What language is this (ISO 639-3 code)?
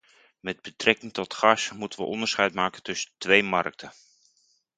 nld